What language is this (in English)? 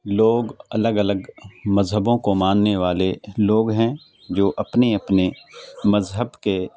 Urdu